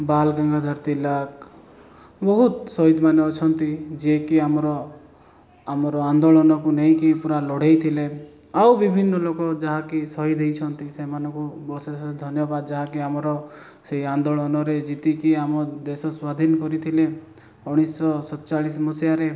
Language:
Odia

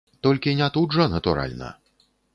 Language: Belarusian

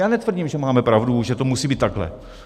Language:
Czech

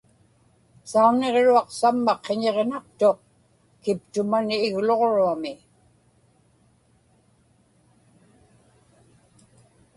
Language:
Inupiaq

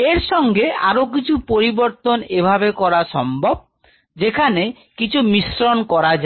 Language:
Bangla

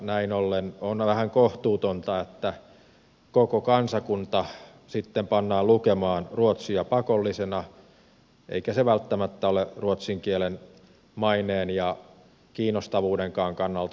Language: Finnish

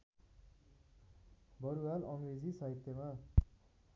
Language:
Nepali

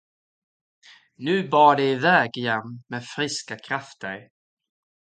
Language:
Swedish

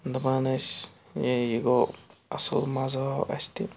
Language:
Kashmiri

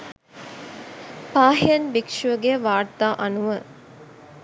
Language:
Sinhala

